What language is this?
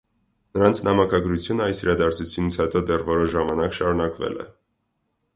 Armenian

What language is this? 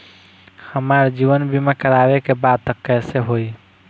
Bhojpuri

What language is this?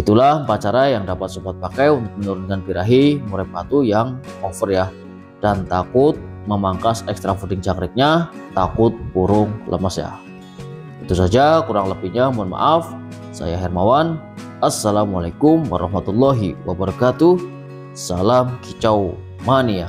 Indonesian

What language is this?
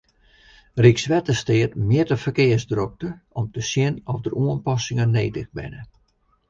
Western Frisian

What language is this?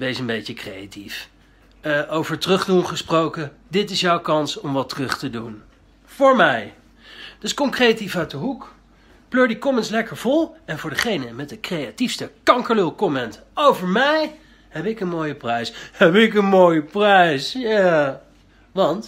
Dutch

